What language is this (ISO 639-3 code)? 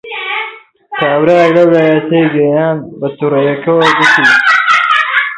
ckb